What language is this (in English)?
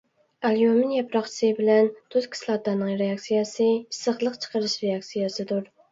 Uyghur